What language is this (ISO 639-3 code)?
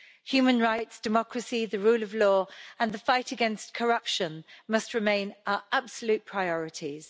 eng